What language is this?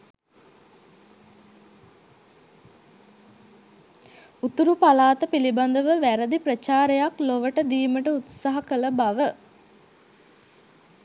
Sinhala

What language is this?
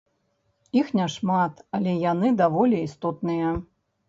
Belarusian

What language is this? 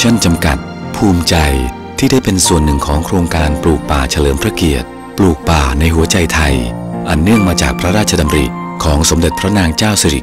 Thai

